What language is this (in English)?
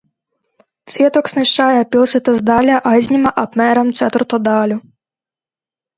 Latvian